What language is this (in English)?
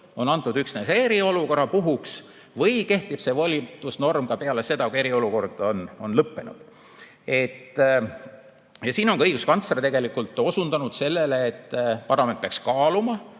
Estonian